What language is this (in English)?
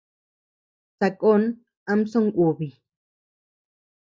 Tepeuxila Cuicatec